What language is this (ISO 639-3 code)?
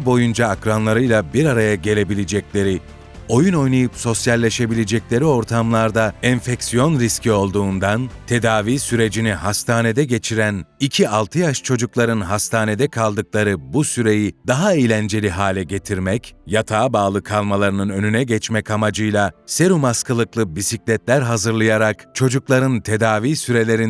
tur